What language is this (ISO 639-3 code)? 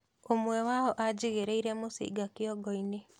kik